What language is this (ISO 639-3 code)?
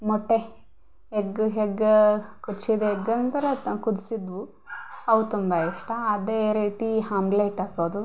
kan